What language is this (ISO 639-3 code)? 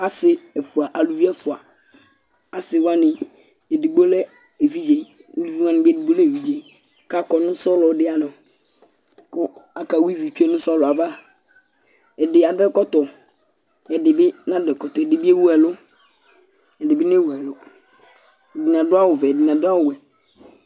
kpo